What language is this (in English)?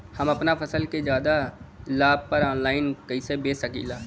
Bhojpuri